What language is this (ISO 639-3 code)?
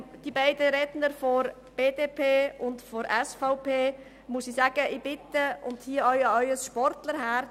gsw